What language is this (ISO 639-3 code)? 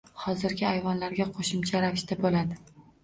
uzb